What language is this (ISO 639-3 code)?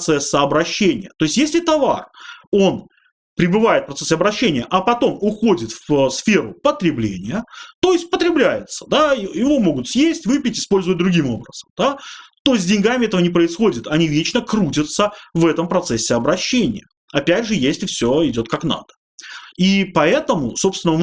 rus